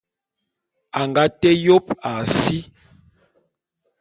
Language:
Bulu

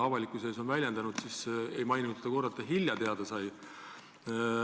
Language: Estonian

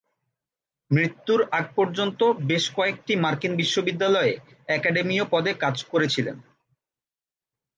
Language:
Bangla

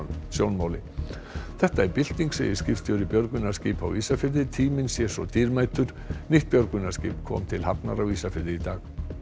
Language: Icelandic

